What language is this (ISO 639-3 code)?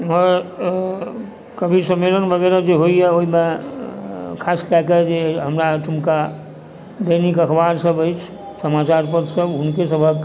mai